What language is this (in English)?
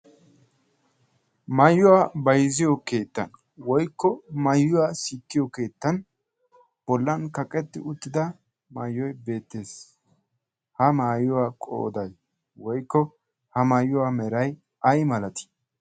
Wolaytta